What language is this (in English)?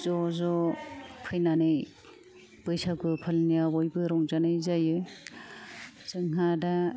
Bodo